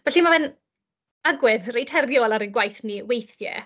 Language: Welsh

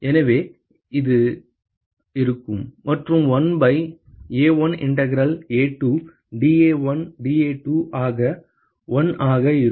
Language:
Tamil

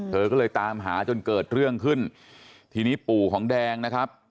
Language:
Thai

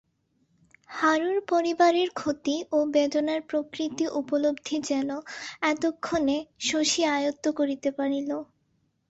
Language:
Bangla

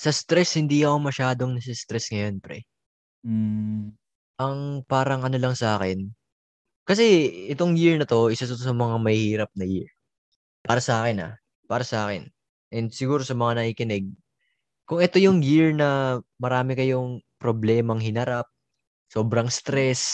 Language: Filipino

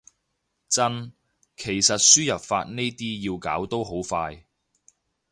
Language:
Cantonese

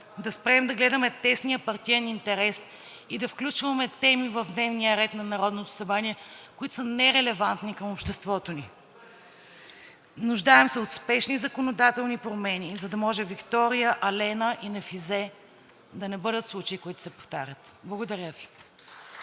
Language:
Bulgarian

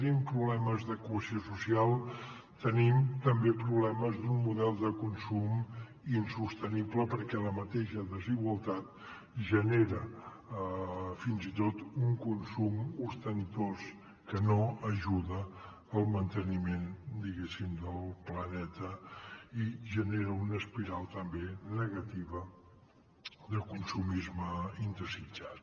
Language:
Catalan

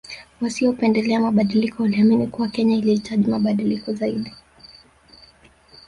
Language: Swahili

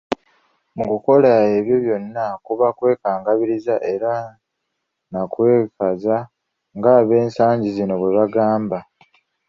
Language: Ganda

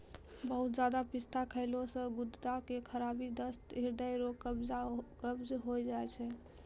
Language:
Maithili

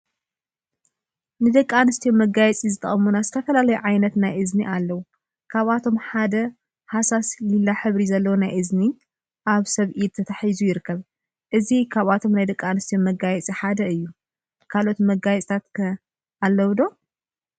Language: Tigrinya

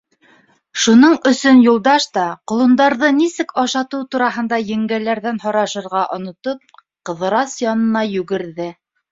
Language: Bashkir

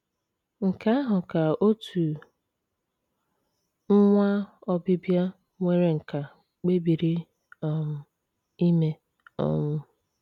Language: Igbo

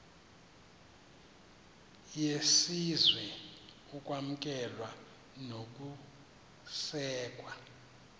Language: Xhosa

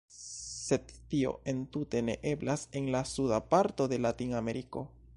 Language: Esperanto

